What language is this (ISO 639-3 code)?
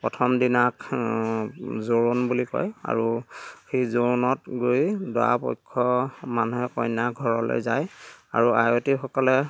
asm